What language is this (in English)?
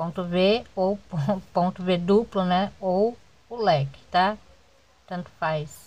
Portuguese